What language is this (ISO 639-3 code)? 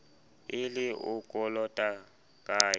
sot